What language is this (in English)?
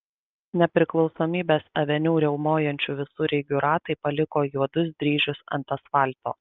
Lithuanian